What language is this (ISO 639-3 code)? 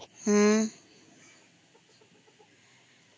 ori